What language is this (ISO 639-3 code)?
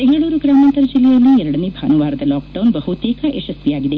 kan